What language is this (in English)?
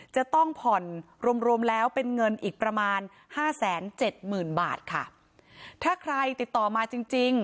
Thai